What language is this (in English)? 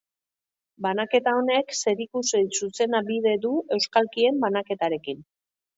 Basque